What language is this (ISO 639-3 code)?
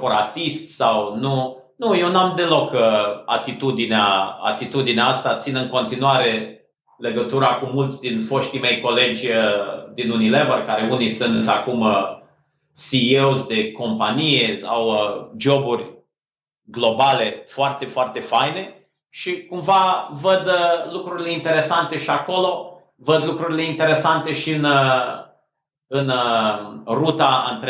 ron